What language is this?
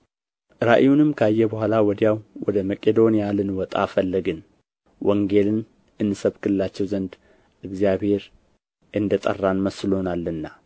Amharic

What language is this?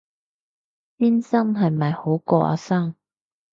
Cantonese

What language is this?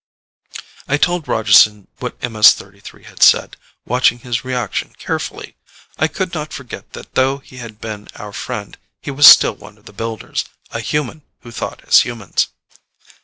English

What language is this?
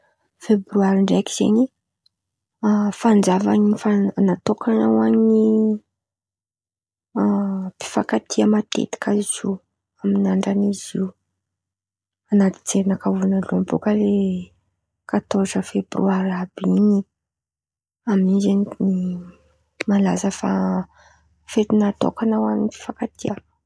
Antankarana Malagasy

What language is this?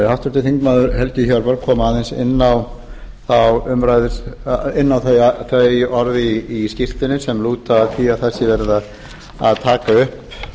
Icelandic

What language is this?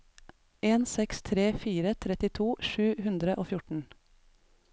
Norwegian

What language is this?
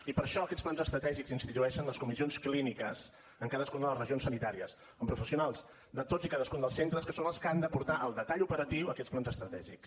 Catalan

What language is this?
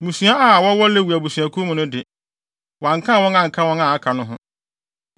Akan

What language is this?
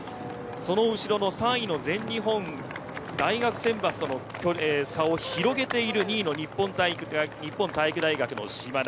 Japanese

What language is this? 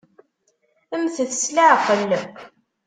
Kabyle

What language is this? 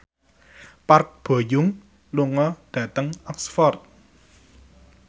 Javanese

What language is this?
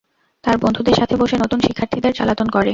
Bangla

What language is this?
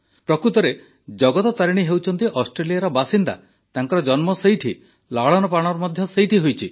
Odia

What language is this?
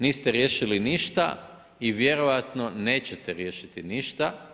Croatian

